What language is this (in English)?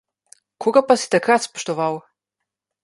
Slovenian